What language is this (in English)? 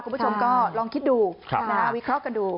Thai